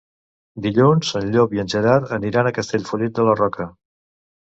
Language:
Catalan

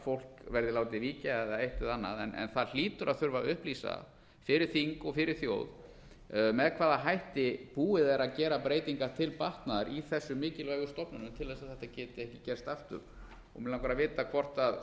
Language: Icelandic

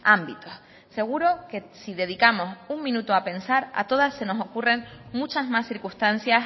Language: Spanish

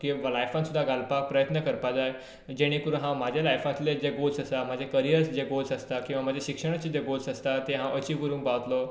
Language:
Konkani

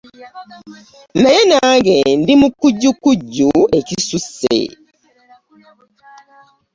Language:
Ganda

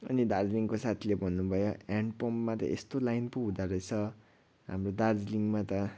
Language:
Nepali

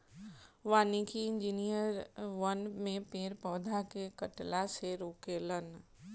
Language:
Bhojpuri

